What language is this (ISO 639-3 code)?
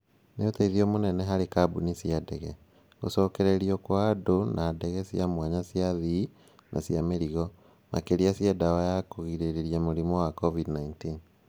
kik